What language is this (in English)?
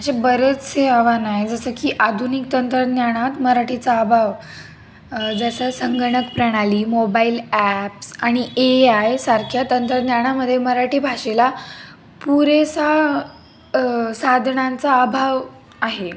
Marathi